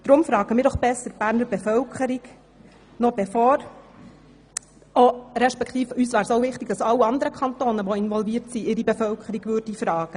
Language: Swiss German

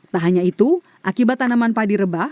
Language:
Indonesian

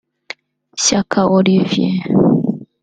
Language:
Kinyarwanda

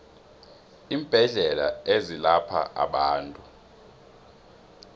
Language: South Ndebele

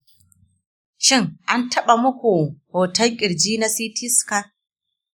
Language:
Hausa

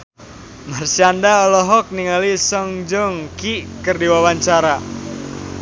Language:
Sundanese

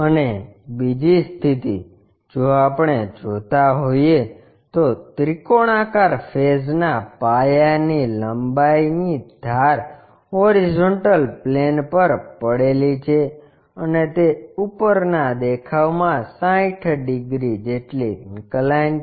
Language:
Gujarati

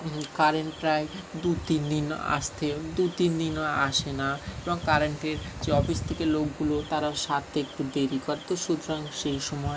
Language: Bangla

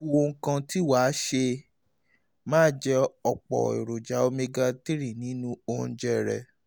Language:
Yoruba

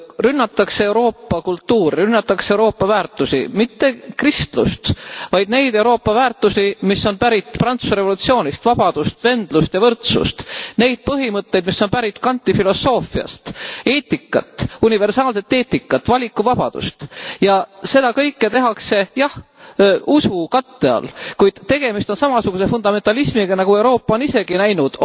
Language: Estonian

